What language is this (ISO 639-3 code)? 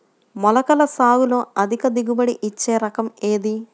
tel